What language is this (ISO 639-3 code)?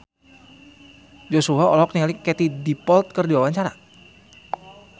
sun